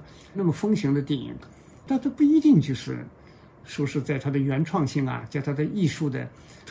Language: Chinese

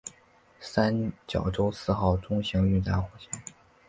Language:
Chinese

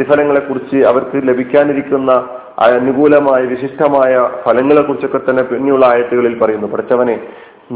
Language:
Malayalam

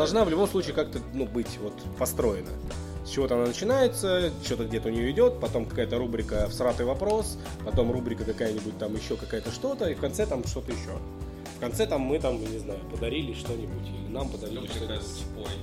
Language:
Russian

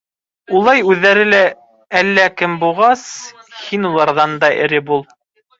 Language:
Bashkir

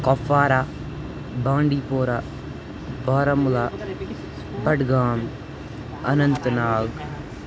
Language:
Kashmiri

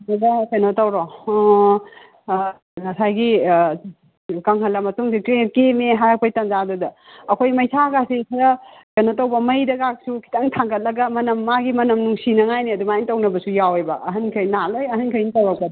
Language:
Manipuri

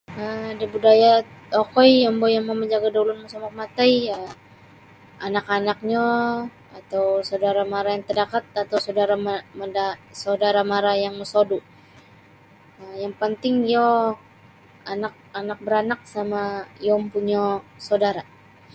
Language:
Sabah Bisaya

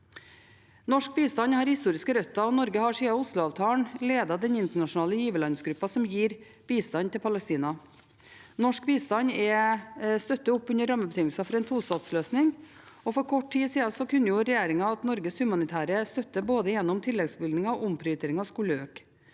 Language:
Norwegian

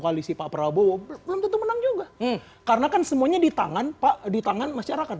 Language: Indonesian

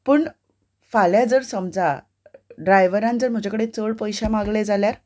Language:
Konkani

